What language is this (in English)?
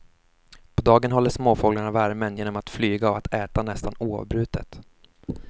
Swedish